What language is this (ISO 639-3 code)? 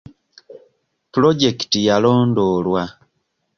lug